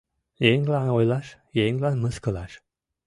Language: Mari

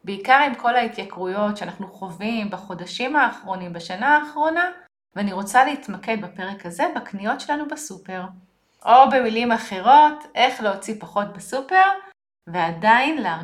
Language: Hebrew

